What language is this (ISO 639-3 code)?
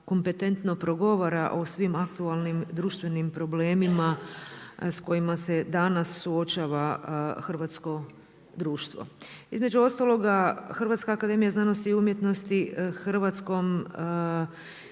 hrv